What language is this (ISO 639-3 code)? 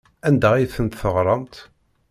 kab